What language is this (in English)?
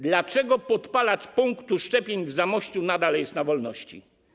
Polish